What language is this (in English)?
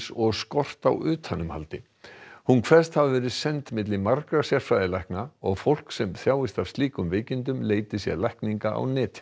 Icelandic